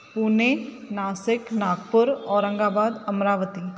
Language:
Sindhi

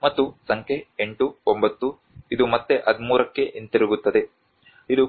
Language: Kannada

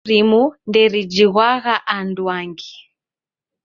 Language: Taita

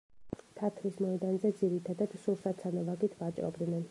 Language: Georgian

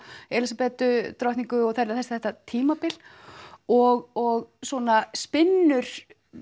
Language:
Icelandic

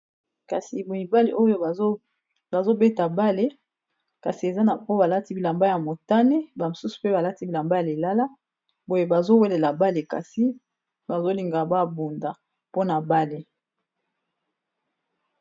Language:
Lingala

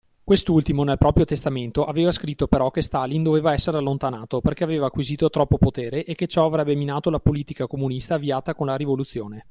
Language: Italian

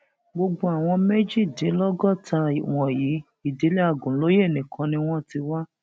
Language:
Yoruba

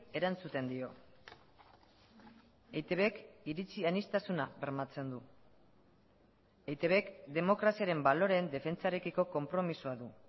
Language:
Basque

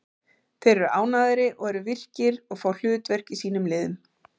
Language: Icelandic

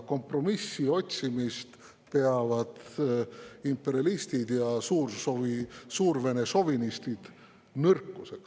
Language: Estonian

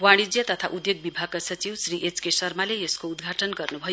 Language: Nepali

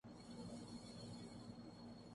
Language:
Urdu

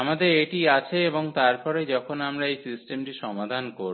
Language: Bangla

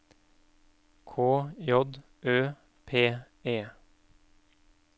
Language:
Norwegian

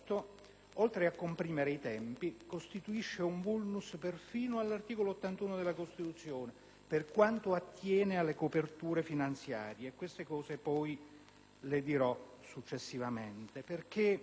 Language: Italian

